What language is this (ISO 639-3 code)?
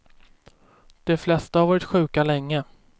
swe